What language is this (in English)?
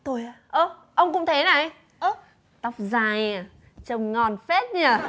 Vietnamese